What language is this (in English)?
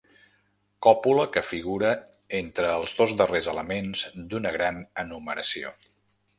Catalan